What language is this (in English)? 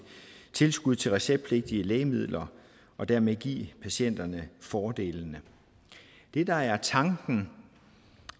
Danish